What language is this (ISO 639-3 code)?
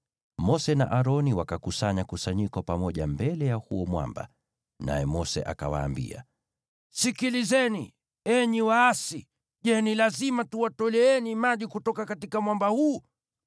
swa